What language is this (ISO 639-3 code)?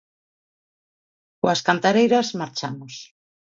glg